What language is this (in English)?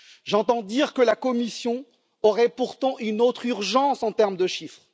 French